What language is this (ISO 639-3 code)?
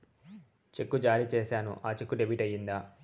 tel